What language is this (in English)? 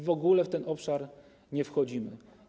Polish